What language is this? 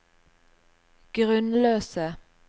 Norwegian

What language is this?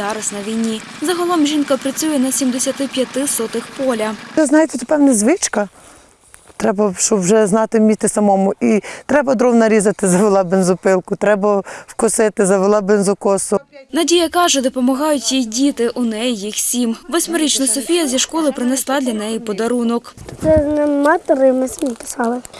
Ukrainian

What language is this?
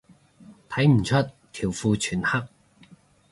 Cantonese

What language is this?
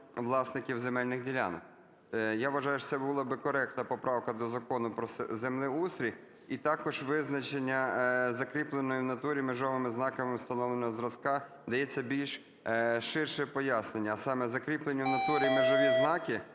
Ukrainian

